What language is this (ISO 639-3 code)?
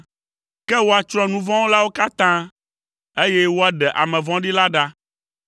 ewe